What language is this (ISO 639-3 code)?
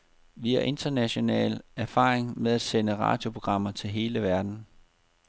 dan